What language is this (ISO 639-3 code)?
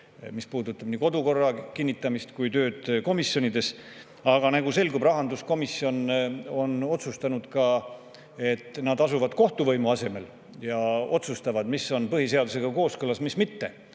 est